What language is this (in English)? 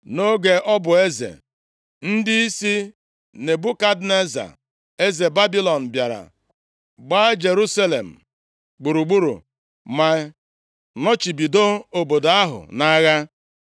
Igbo